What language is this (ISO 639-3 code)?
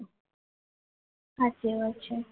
guj